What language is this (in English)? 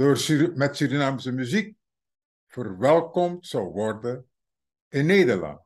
Dutch